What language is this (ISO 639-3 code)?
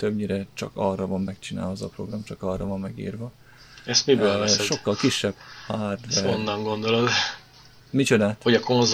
hun